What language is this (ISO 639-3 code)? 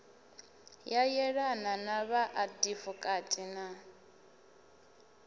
ven